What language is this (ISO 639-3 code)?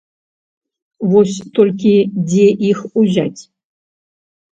bel